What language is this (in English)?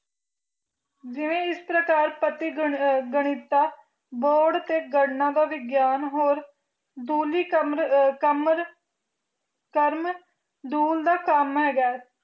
Punjabi